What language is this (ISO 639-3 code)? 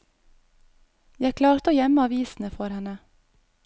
nor